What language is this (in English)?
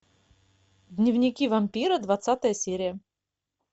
Russian